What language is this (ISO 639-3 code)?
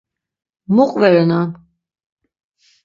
lzz